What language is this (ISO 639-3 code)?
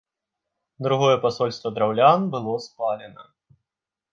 bel